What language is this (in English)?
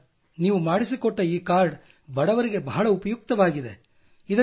Kannada